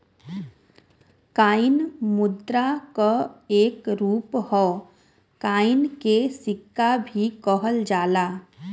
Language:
Bhojpuri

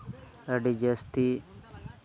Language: Santali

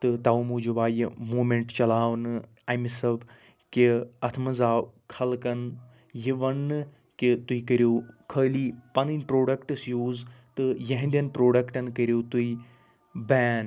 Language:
Kashmiri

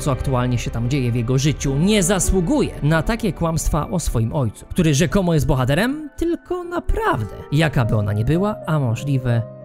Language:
Polish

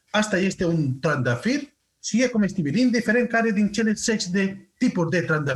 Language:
Romanian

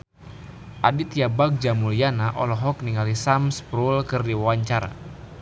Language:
Sundanese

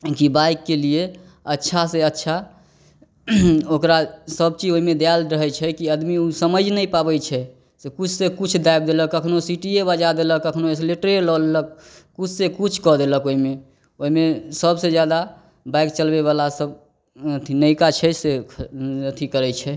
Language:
Maithili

